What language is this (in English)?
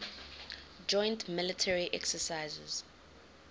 English